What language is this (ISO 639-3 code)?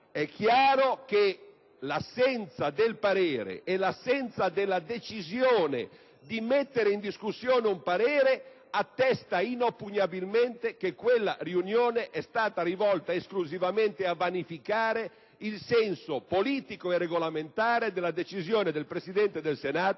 ita